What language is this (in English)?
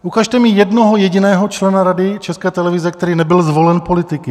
Czech